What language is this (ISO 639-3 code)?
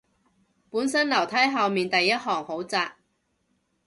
yue